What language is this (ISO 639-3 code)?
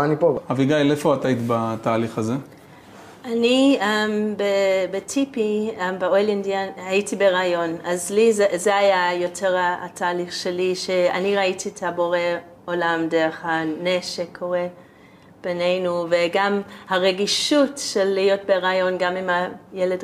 heb